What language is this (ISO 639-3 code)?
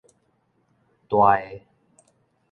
nan